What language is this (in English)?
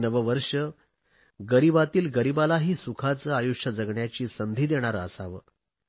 Marathi